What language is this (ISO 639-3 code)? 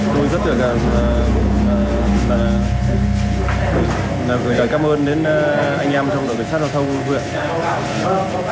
vie